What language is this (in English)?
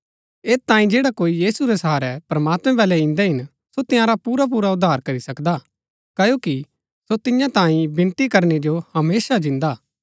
Gaddi